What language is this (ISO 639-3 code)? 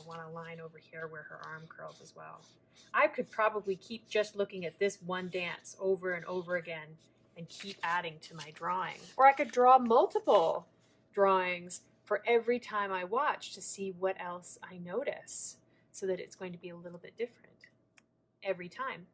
eng